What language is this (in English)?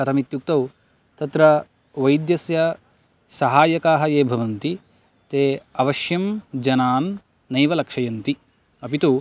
Sanskrit